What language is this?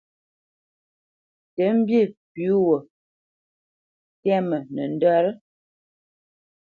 Bamenyam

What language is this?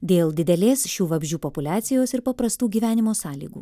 Lithuanian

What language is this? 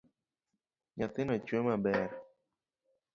Luo (Kenya and Tanzania)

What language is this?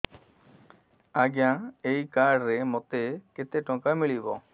Odia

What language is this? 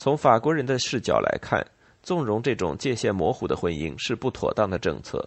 Chinese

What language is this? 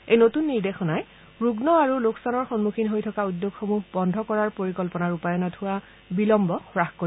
Assamese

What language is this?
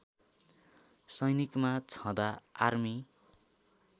Nepali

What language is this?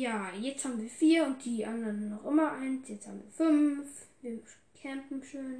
German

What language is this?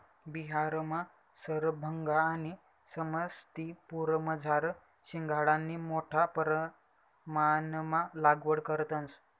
Marathi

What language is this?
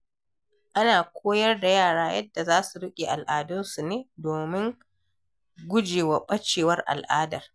Hausa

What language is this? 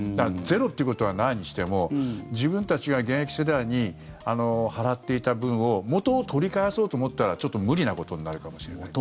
Japanese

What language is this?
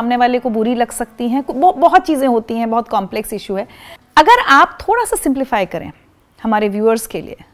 Hindi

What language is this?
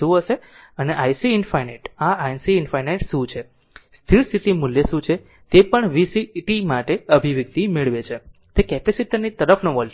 Gujarati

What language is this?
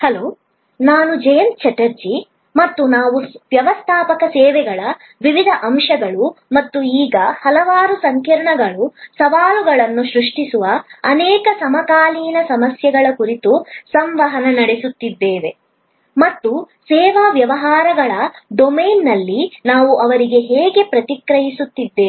Kannada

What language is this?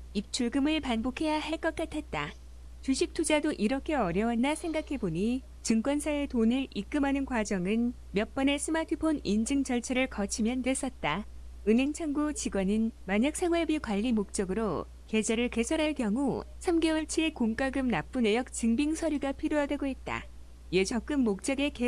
Korean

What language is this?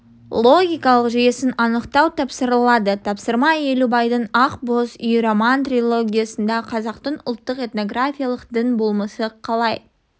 Kazakh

